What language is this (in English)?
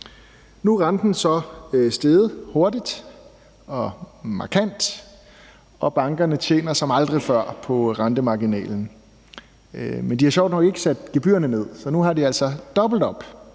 Danish